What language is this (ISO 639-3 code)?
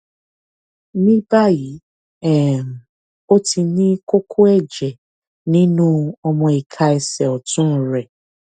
yor